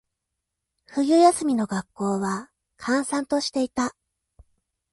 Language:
Japanese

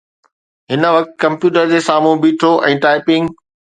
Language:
Sindhi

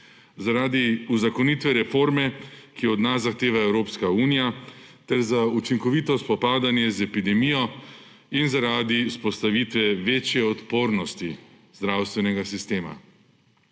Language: Slovenian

